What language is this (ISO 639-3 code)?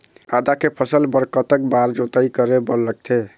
hne